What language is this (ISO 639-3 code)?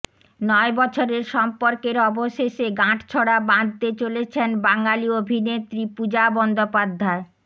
ben